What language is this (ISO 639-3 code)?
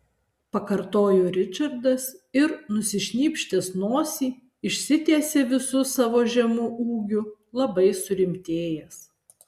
lit